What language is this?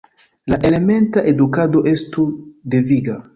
Esperanto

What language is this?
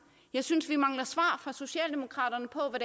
Danish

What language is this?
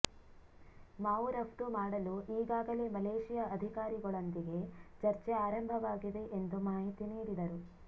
Kannada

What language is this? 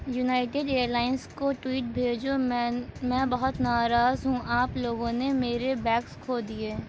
Urdu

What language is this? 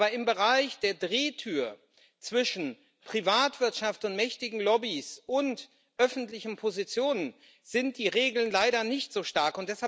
German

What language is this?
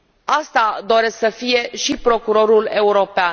Romanian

